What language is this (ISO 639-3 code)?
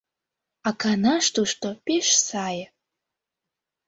chm